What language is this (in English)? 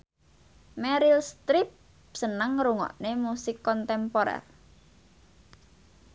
Javanese